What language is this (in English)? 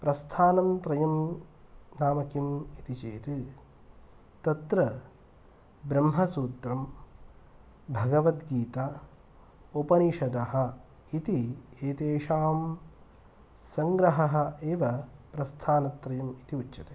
Sanskrit